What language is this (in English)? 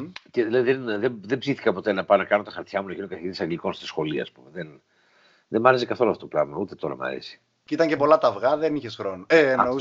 Greek